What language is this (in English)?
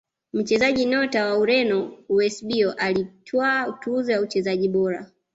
Swahili